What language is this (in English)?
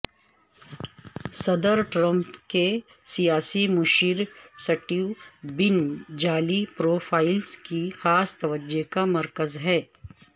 Urdu